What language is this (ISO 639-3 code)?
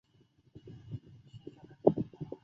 zho